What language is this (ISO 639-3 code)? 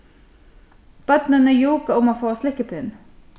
fao